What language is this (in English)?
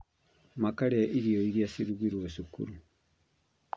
Kikuyu